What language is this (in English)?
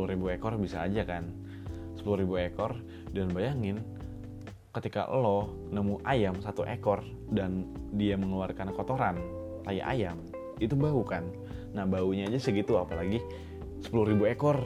Indonesian